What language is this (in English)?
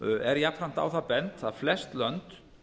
Icelandic